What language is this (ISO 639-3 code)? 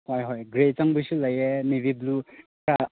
mni